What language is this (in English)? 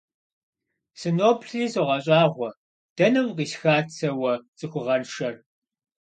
Kabardian